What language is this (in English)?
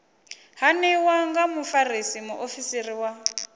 Venda